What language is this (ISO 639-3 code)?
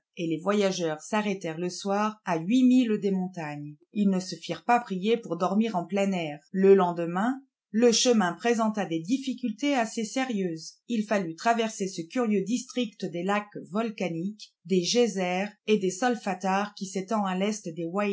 fra